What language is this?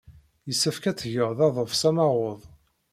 Kabyle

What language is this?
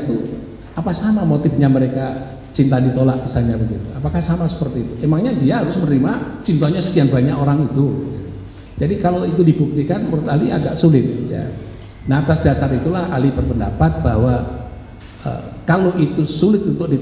Indonesian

